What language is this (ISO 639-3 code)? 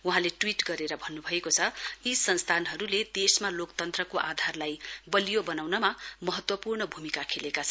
nep